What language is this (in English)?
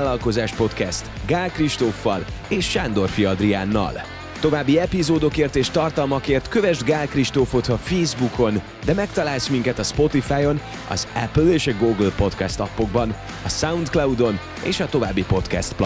Hungarian